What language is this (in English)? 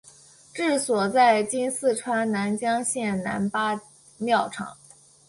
Chinese